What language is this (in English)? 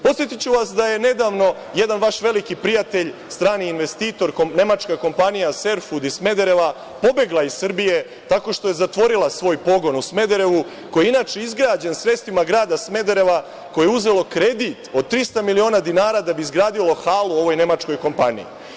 Serbian